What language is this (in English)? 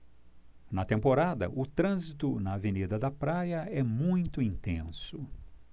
Portuguese